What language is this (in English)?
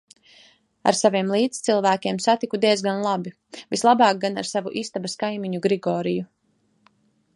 Latvian